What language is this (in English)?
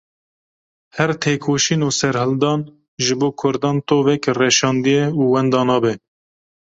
Kurdish